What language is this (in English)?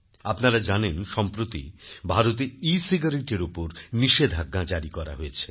Bangla